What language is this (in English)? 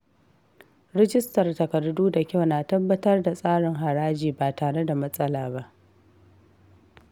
Hausa